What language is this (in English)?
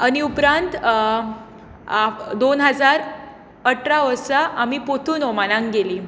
Konkani